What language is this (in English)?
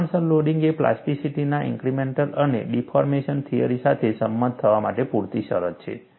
Gujarati